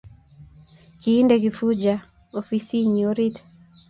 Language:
Kalenjin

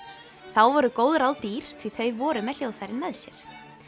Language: Icelandic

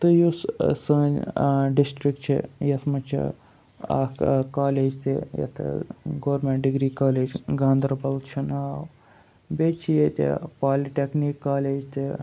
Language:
Kashmiri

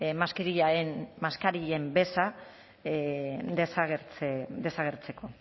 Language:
Basque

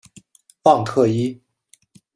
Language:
Chinese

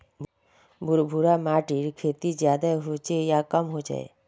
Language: Magahi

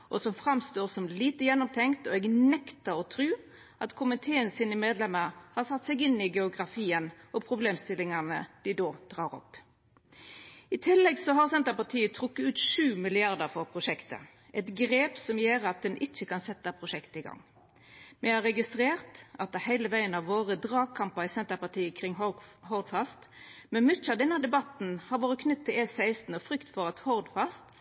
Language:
Norwegian Nynorsk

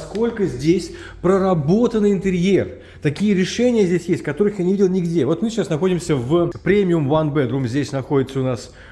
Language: Russian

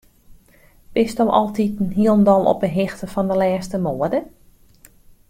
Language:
Western Frisian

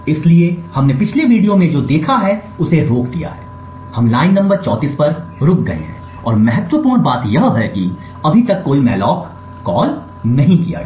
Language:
Hindi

